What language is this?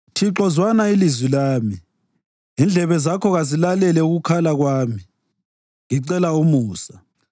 North Ndebele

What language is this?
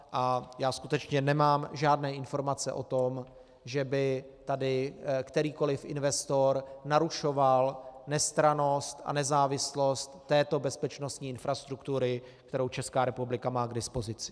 Czech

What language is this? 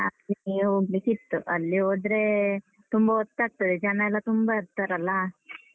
Kannada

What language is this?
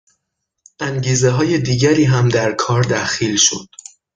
Persian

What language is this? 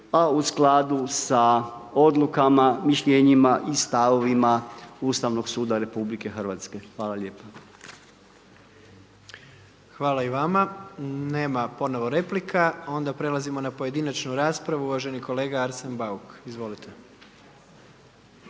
Croatian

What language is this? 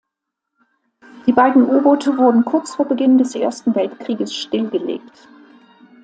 German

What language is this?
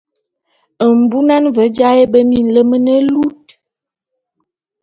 Bulu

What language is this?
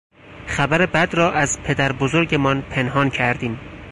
Persian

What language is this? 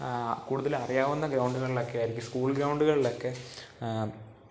Malayalam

